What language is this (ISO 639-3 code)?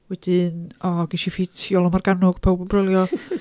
cym